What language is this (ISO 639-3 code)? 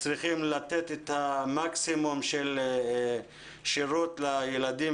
heb